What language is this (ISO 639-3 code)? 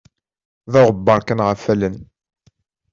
kab